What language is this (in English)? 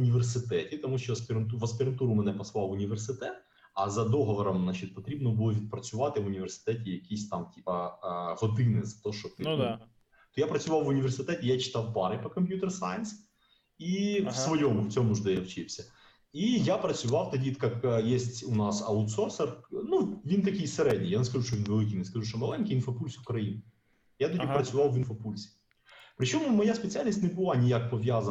Ukrainian